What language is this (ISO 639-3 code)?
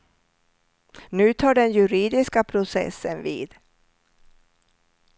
swe